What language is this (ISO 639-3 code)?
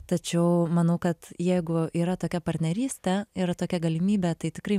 lit